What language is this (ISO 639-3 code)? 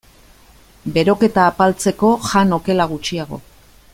eus